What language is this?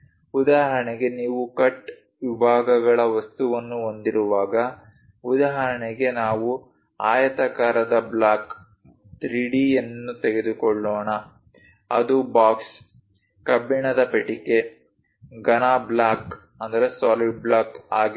Kannada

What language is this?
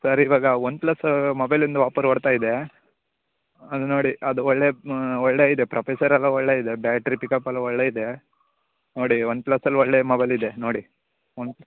Kannada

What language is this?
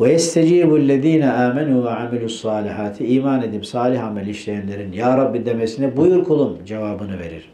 Turkish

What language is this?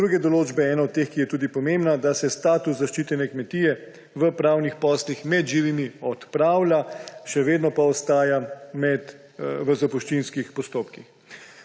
Slovenian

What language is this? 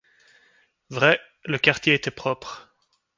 French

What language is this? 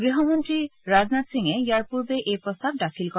Assamese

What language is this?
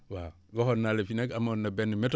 Wolof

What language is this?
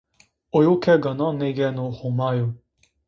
Zaza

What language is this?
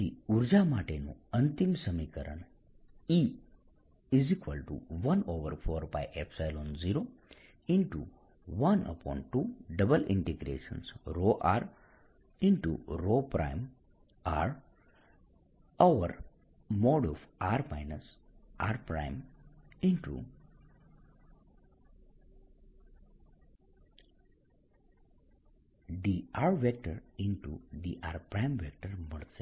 Gujarati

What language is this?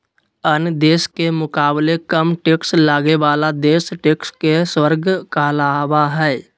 Magahi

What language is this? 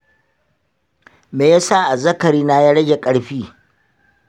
Hausa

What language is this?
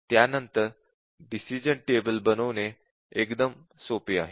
Marathi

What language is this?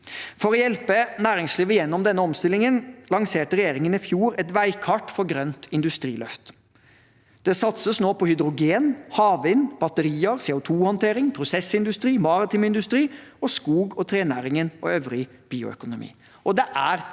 Norwegian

